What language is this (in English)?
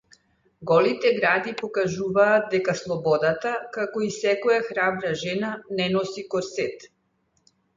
Macedonian